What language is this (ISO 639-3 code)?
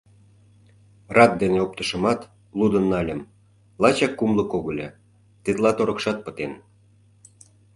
chm